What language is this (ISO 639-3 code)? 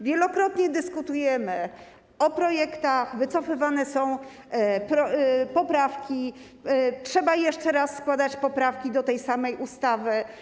pol